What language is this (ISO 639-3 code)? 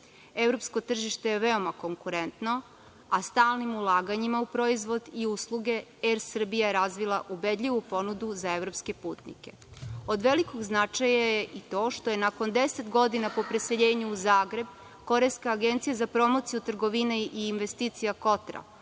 srp